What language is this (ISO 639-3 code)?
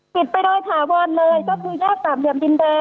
tha